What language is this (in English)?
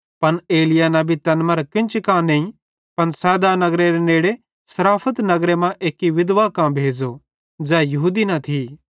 Bhadrawahi